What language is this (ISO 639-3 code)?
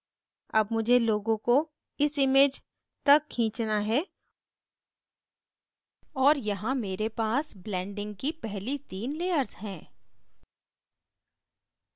hin